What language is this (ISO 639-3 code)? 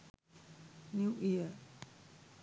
sin